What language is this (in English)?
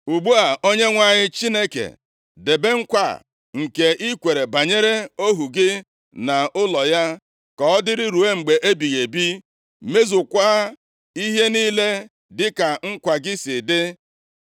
Igbo